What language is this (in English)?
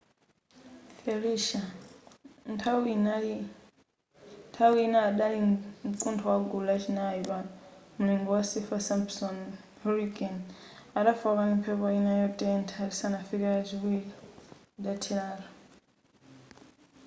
Nyanja